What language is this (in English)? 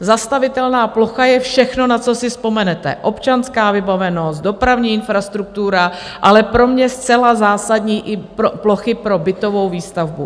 Czech